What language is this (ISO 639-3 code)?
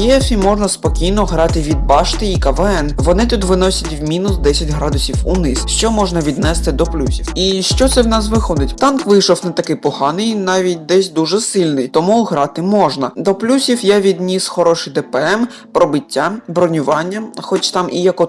ukr